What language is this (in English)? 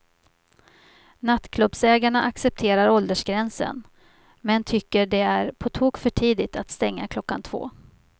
Swedish